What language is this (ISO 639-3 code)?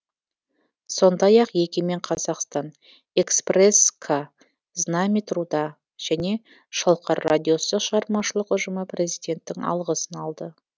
kaz